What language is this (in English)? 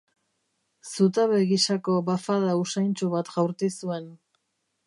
Basque